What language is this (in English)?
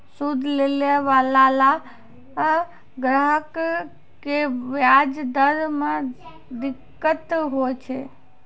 Maithili